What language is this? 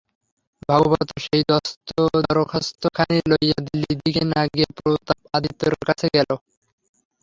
Bangla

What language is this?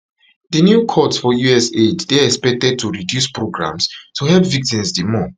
Nigerian Pidgin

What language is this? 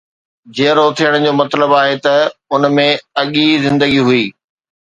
Sindhi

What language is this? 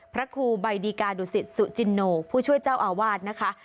Thai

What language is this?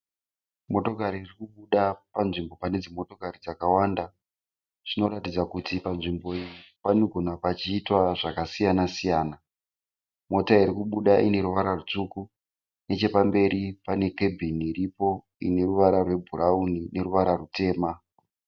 Shona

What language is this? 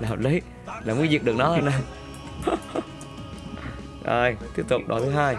Vietnamese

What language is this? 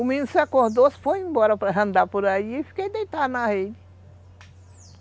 Portuguese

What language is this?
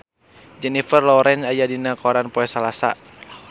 Sundanese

